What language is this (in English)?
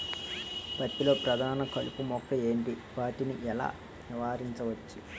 Telugu